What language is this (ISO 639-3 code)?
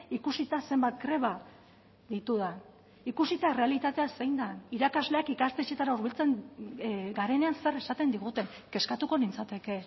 eus